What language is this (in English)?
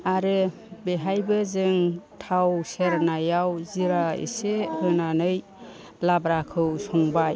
Bodo